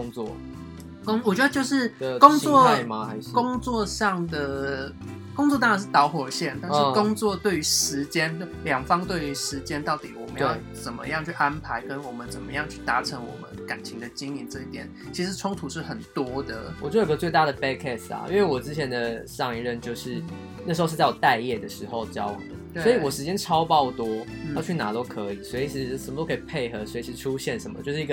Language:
Chinese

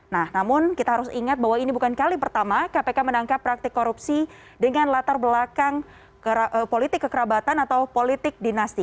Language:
Indonesian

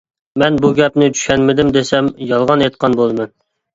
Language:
Uyghur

